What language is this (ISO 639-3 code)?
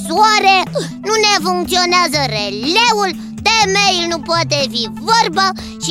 ron